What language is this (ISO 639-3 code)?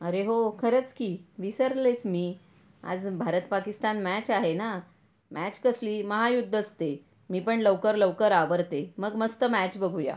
mar